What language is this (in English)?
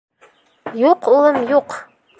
Bashkir